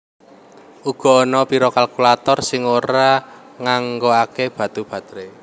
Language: Javanese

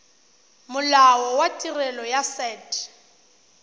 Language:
Tswana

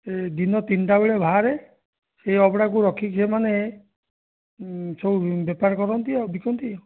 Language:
Odia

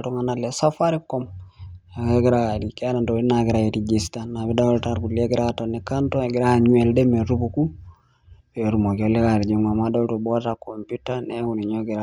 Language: Masai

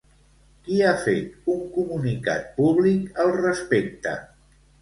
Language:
Catalan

